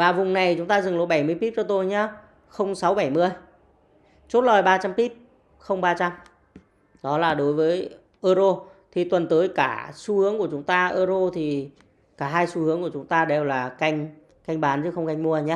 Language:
Vietnamese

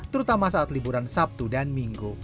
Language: Indonesian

